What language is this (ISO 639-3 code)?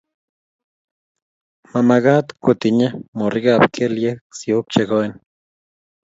kln